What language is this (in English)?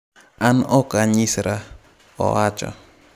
Luo (Kenya and Tanzania)